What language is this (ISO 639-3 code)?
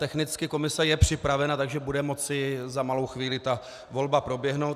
ces